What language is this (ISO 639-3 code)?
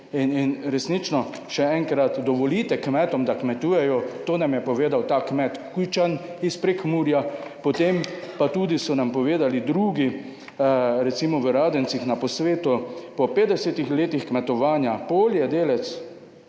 slv